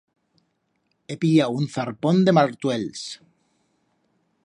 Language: Aragonese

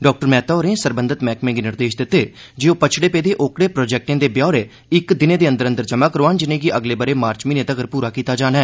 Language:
Dogri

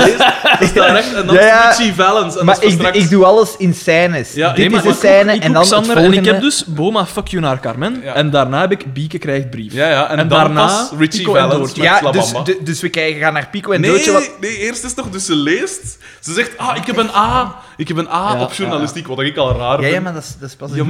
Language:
Dutch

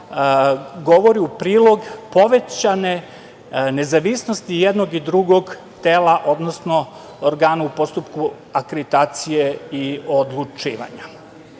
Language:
Serbian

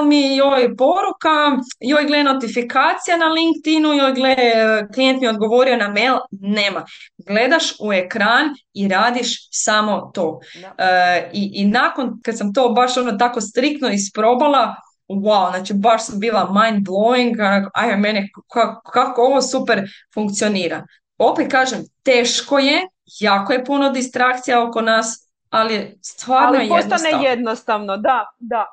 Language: Croatian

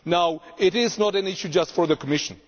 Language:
English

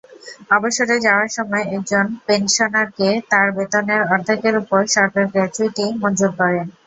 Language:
Bangla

